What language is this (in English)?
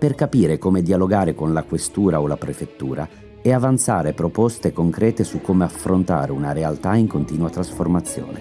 Italian